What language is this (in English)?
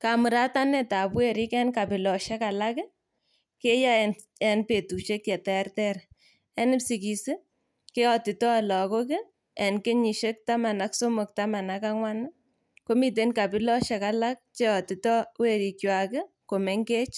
Kalenjin